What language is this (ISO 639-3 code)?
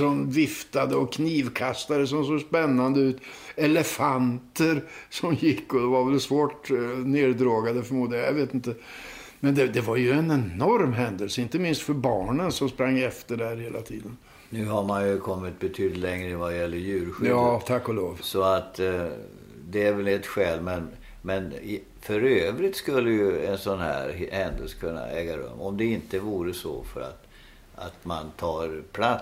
swe